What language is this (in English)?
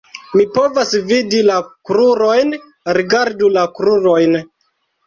Esperanto